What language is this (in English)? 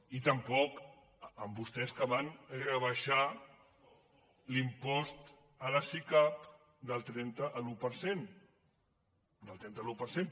Catalan